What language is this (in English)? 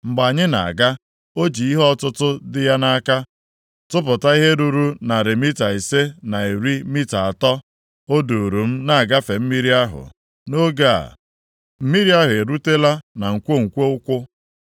Igbo